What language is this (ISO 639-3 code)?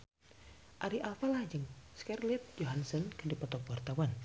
sun